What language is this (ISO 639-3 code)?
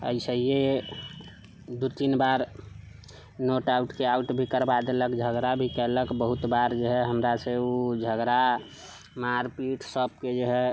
mai